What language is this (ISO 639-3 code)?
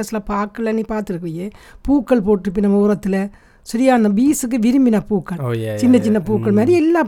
tam